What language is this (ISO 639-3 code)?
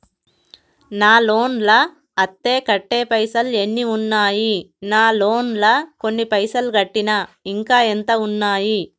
tel